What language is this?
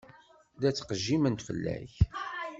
Kabyle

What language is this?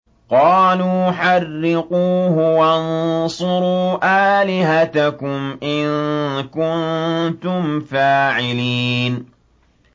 Arabic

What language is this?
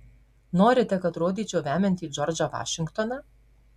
Lithuanian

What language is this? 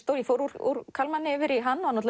Icelandic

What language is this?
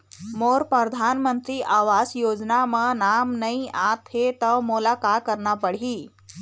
Chhattisgarhi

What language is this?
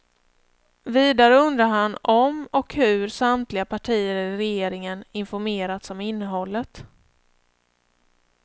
Swedish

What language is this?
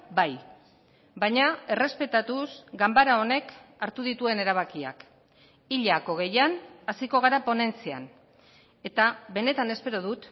Basque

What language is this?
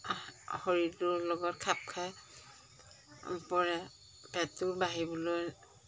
Assamese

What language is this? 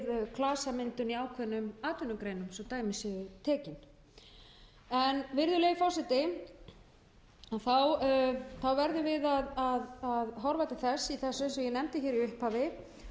Icelandic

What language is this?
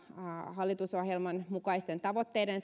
Finnish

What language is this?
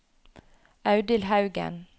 Norwegian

